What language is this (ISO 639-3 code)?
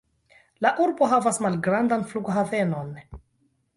epo